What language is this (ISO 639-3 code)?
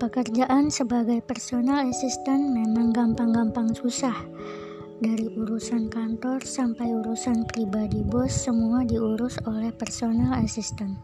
ind